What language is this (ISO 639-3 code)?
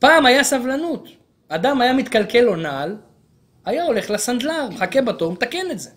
heb